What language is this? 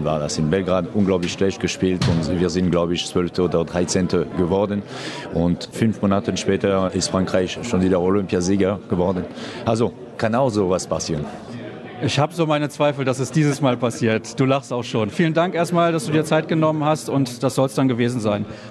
German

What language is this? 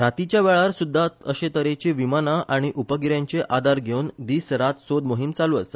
Konkani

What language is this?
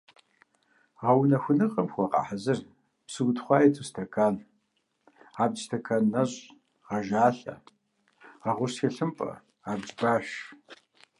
Kabardian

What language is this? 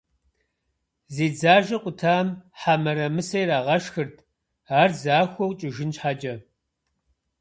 Kabardian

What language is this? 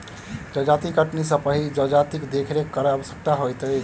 Maithili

